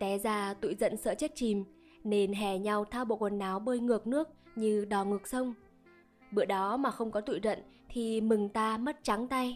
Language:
Vietnamese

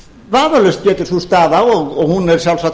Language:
Icelandic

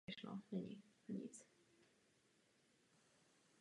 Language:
Czech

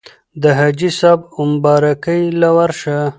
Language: Pashto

